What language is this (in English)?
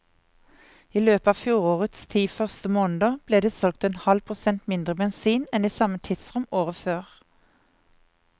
Norwegian